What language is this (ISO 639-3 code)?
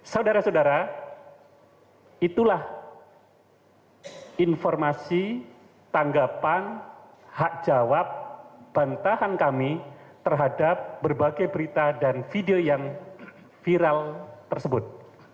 ind